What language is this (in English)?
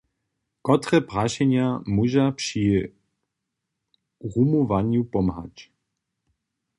Upper Sorbian